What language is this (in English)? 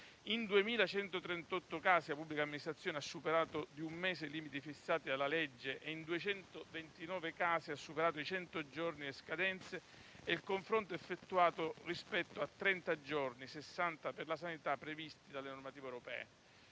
Italian